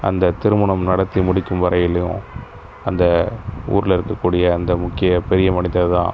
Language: Tamil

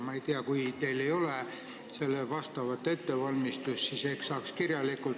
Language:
Estonian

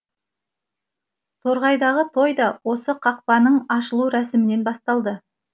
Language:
Kazakh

